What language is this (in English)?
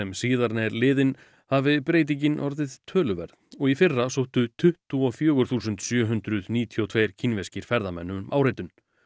Icelandic